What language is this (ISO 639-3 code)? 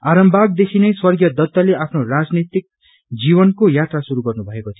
nep